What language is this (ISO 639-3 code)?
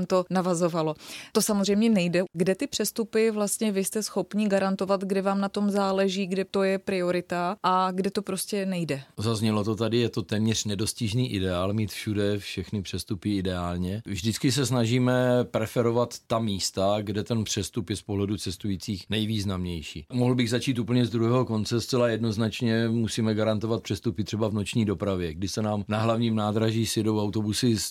ces